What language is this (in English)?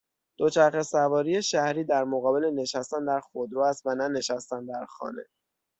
Persian